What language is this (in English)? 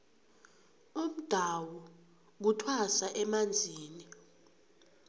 South Ndebele